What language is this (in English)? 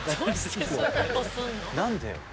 Japanese